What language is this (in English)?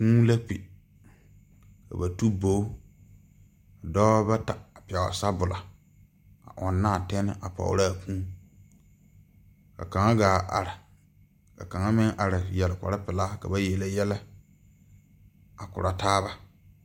Southern Dagaare